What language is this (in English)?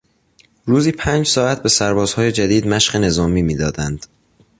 Persian